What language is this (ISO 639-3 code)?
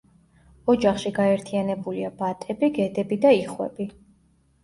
kat